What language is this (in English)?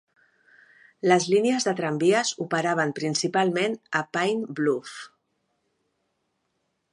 Catalan